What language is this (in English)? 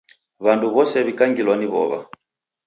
Taita